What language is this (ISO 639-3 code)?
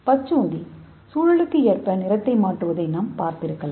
tam